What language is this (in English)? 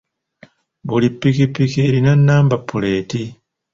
Ganda